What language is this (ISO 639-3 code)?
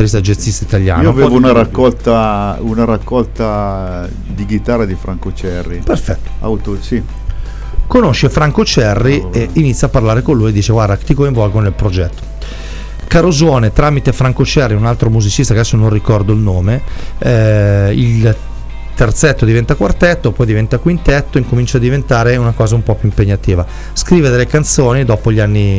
ita